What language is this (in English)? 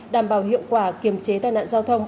Vietnamese